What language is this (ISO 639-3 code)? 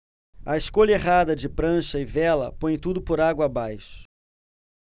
por